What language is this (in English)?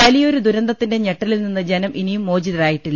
Malayalam